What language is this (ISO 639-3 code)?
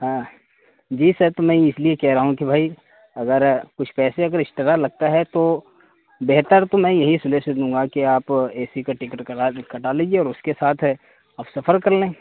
urd